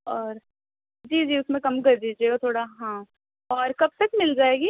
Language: Urdu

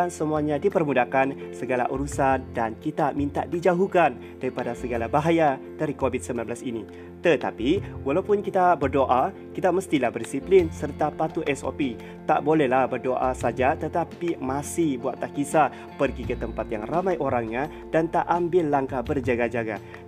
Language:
Malay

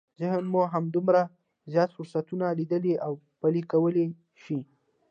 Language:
Pashto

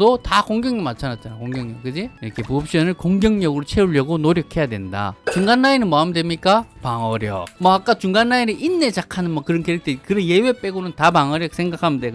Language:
Korean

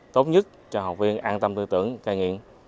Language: Vietnamese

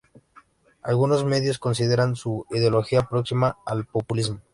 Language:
Spanish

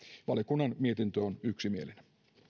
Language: Finnish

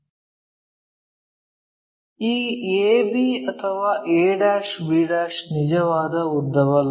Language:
Kannada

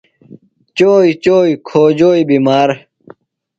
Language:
Phalura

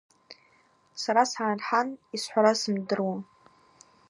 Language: Abaza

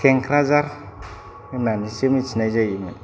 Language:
Bodo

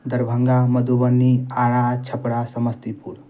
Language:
Maithili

